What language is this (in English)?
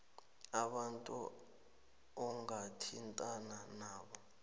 South Ndebele